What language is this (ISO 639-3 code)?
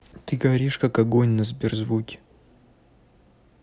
rus